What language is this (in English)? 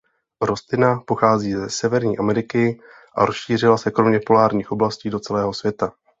Czech